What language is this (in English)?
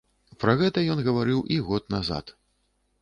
Belarusian